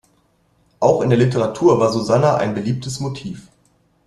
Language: German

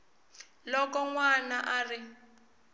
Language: Tsonga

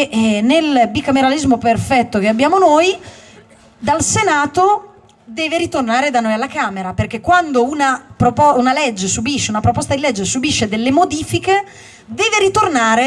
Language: Italian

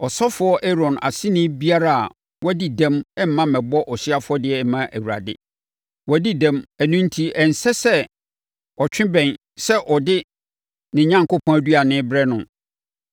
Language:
Akan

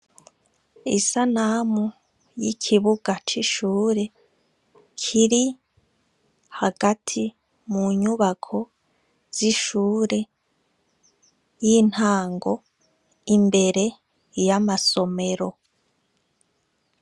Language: Rundi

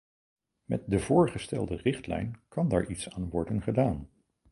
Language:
Dutch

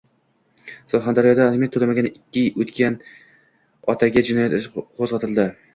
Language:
Uzbek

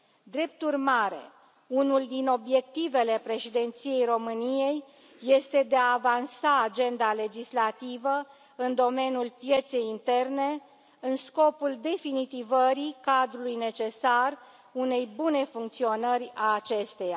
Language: Romanian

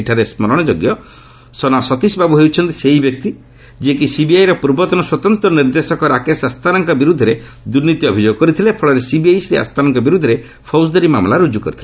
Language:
Odia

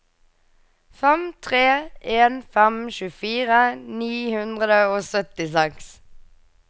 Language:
Norwegian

